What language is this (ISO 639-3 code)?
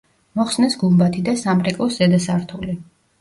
kat